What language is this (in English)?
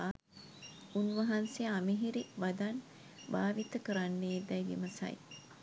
Sinhala